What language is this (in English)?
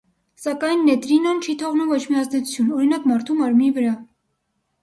Armenian